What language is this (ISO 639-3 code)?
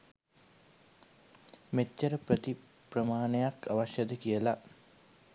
sin